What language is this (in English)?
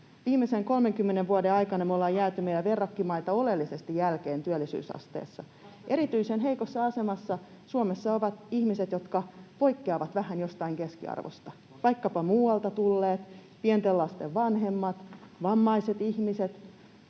Finnish